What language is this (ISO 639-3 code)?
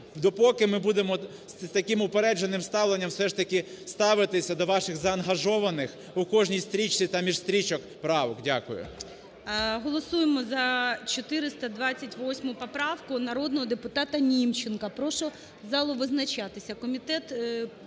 ukr